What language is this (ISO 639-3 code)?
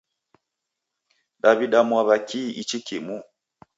dav